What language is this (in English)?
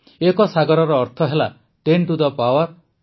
Odia